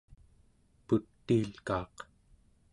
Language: Central Yupik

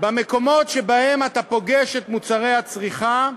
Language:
Hebrew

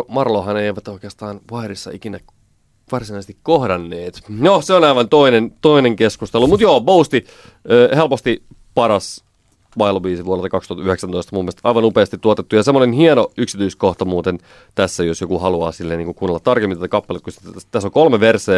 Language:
Finnish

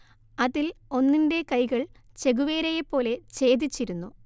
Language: Malayalam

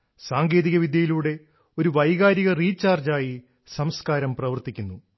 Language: Malayalam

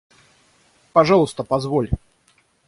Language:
Russian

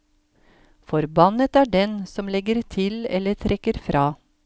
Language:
Norwegian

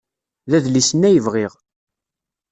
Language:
Kabyle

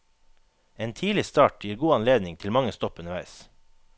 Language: Norwegian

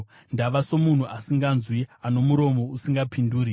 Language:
Shona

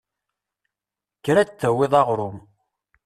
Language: Kabyle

